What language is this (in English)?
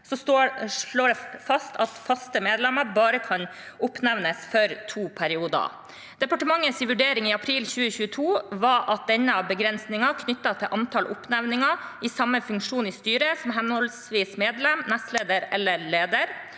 Norwegian